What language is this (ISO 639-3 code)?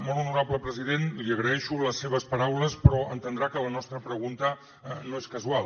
cat